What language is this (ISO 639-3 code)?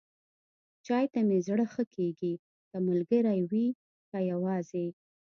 pus